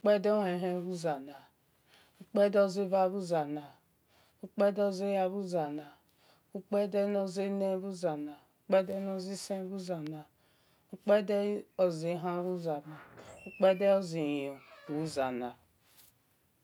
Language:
Esan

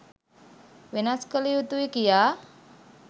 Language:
Sinhala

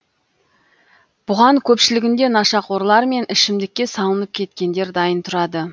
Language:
Kazakh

